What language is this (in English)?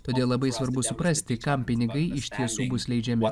Lithuanian